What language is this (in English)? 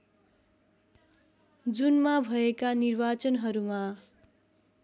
Nepali